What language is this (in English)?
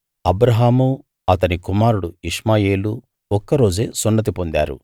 Telugu